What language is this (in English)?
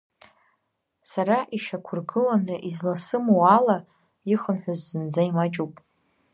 Abkhazian